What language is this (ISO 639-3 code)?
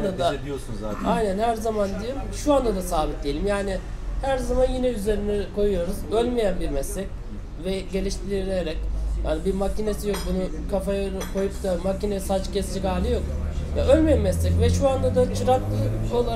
tur